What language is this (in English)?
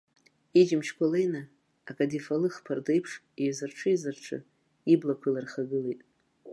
Abkhazian